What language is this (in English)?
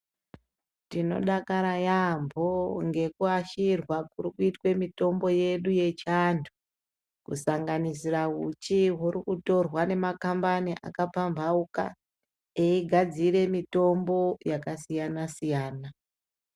Ndau